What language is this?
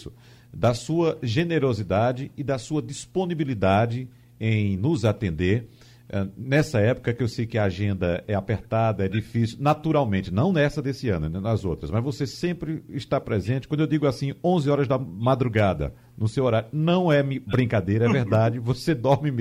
Portuguese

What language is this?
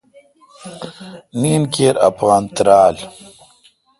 Kalkoti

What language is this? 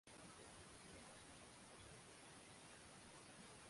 Swahili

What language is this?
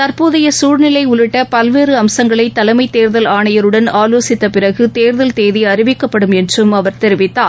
Tamil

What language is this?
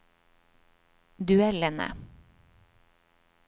Norwegian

